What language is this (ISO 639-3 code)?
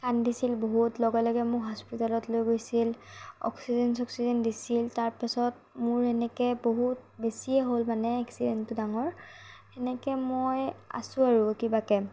asm